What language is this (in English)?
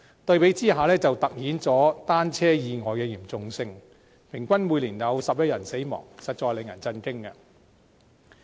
Cantonese